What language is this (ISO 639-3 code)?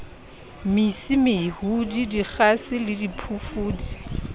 sot